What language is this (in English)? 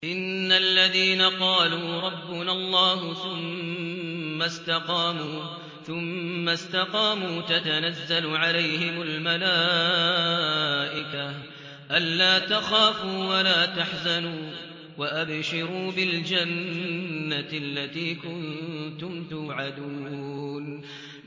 Arabic